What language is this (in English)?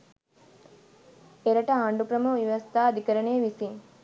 Sinhala